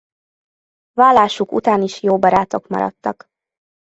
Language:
Hungarian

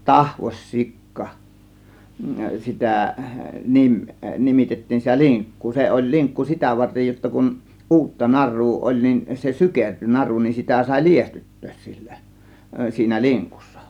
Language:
Finnish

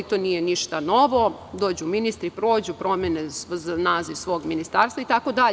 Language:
Serbian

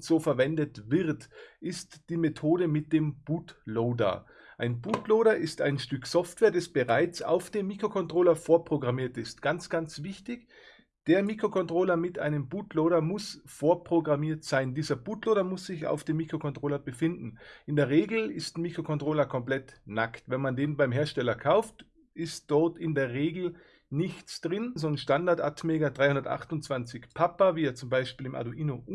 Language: German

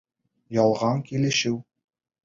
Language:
Bashkir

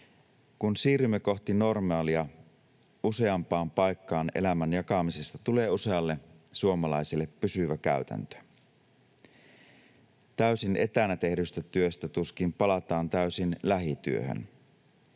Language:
Finnish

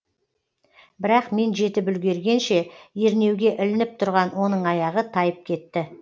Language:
Kazakh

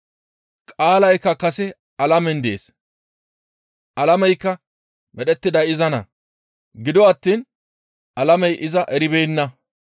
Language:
Gamo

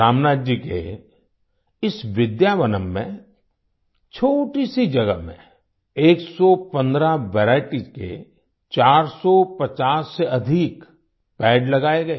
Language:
Hindi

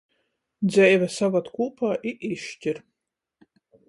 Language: Latgalian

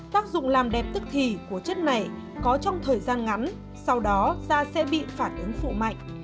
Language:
Vietnamese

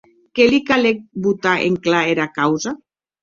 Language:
Occitan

